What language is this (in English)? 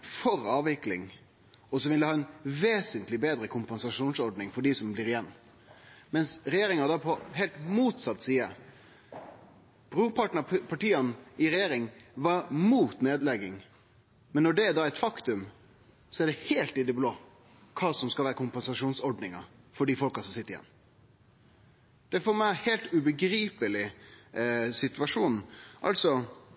Norwegian Nynorsk